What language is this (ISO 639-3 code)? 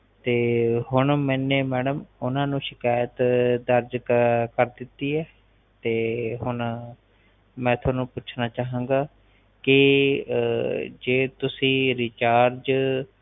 pan